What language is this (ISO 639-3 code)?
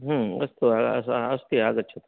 san